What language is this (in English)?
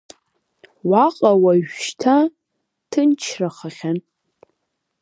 Abkhazian